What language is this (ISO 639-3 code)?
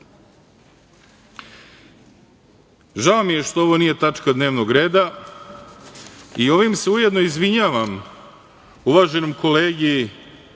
srp